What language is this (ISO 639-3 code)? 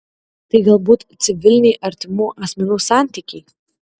lit